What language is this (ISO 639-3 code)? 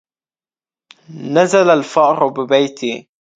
ara